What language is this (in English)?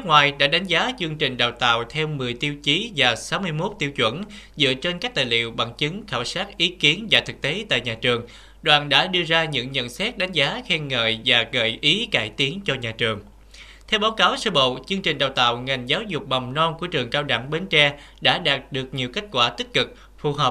Vietnamese